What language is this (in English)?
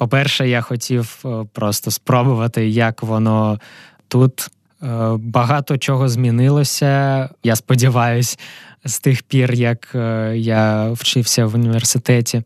Ukrainian